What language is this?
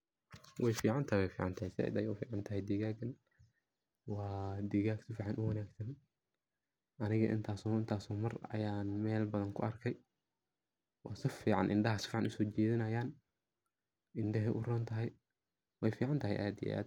Somali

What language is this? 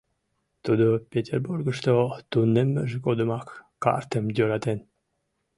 Mari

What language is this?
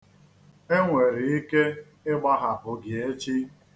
Igbo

